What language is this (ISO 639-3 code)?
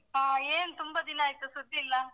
kan